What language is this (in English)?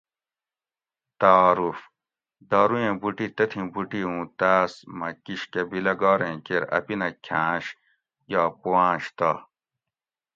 Gawri